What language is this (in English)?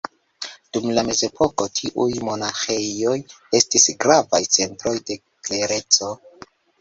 Esperanto